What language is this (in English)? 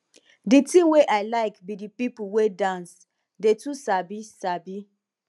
Nigerian Pidgin